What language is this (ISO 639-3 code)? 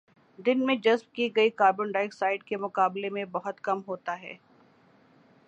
urd